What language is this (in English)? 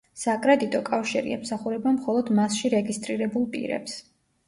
Georgian